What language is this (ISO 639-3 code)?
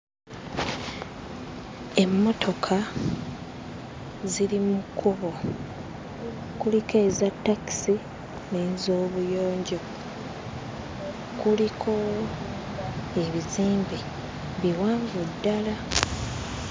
lug